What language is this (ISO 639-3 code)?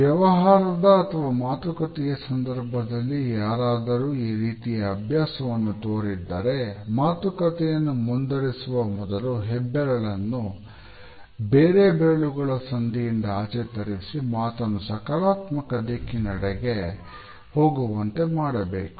kan